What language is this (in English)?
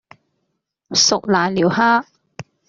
Cantonese